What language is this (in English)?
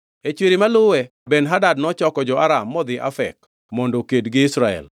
Luo (Kenya and Tanzania)